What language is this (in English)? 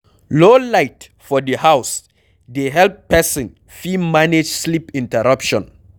Nigerian Pidgin